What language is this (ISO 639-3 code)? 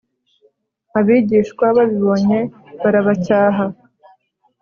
kin